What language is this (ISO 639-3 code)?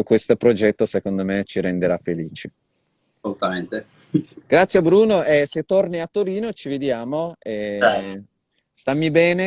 ita